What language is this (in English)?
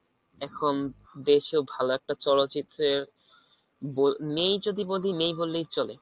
Bangla